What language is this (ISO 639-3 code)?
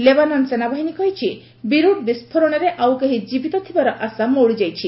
ori